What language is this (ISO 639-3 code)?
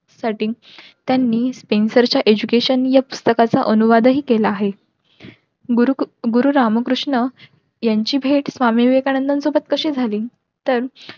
mar